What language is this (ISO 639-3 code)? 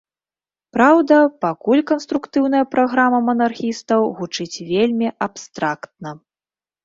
bel